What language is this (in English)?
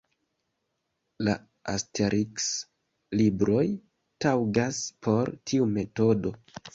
Esperanto